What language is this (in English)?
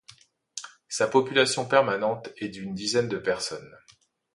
French